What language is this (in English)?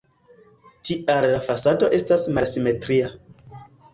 Esperanto